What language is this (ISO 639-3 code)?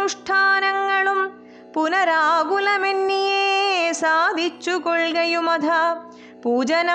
mal